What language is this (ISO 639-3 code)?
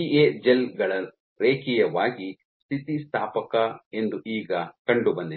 kan